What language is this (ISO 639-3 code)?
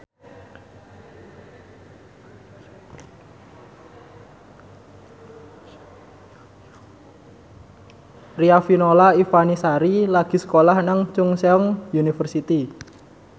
jav